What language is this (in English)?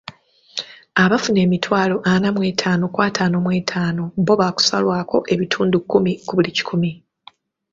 Ganda